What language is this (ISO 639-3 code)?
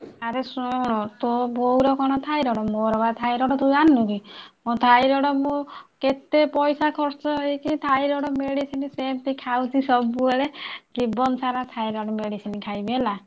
ori